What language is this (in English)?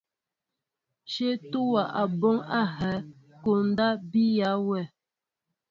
Mbo (Cameroon)